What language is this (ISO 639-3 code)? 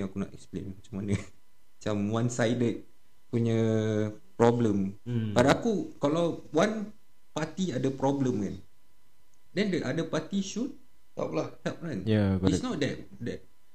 msa